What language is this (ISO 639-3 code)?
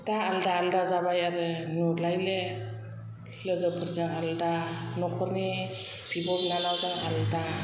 brx